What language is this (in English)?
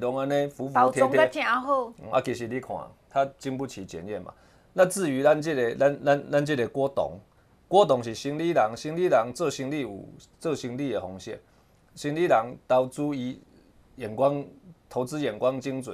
Chinese